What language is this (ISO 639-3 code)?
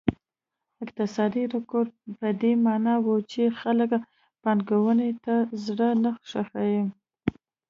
pus